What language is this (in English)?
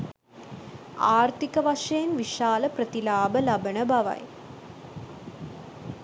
Sinhala